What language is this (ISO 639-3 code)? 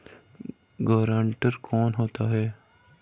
hin